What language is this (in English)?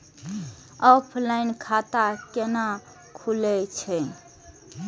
Maithili